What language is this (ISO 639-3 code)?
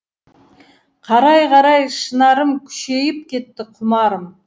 kaz